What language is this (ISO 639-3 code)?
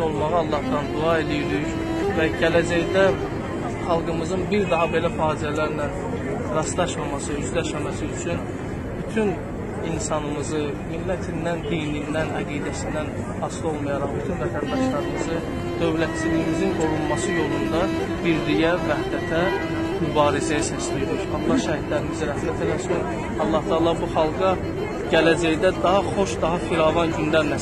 tur